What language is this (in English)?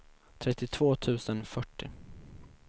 Swedish